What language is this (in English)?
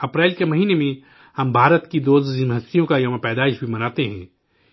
Urdu